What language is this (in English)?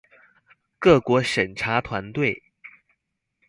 Chinese